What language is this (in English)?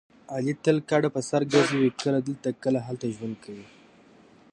Pashto